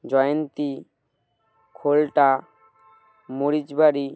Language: Bangla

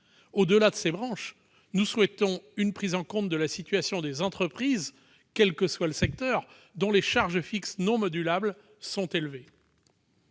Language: French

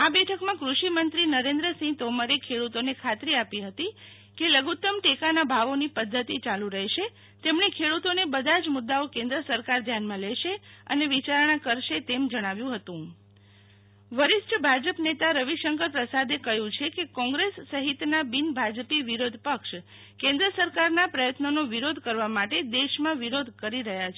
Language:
Gujarati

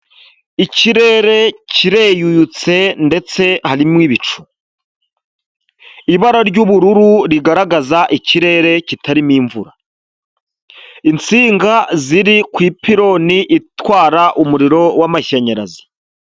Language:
Kinyarwanda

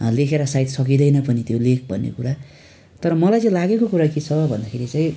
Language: Nepali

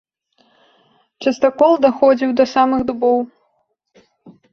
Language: Belarusian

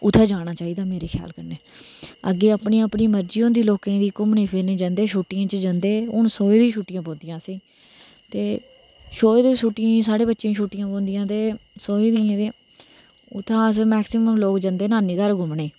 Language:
Dogri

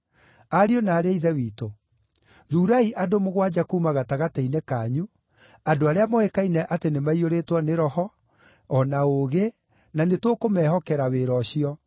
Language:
Kikuyu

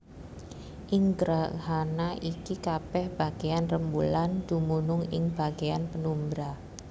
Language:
Javanese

